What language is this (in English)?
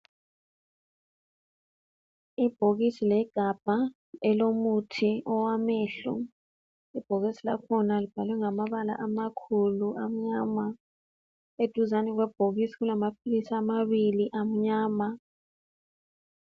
North Ndebele